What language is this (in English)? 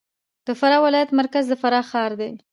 Pashto